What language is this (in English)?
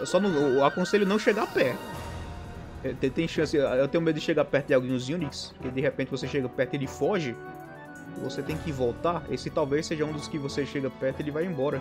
Portuguese